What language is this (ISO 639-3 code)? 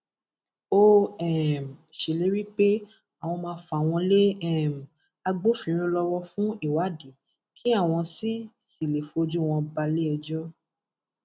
yor